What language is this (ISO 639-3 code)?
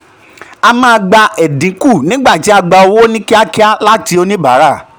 yor